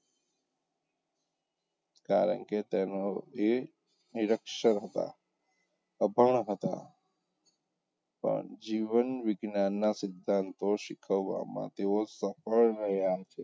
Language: Gujarati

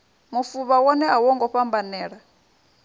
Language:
Venda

